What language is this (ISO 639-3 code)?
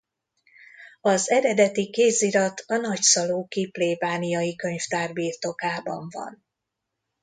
hun